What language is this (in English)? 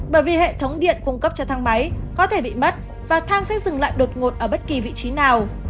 Vietnamese